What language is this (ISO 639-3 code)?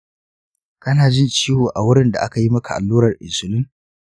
hau